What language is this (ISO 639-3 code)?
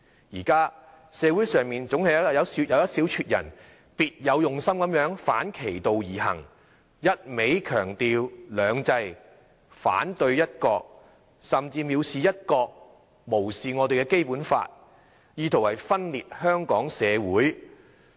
yue